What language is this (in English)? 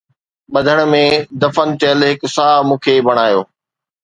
Sindhi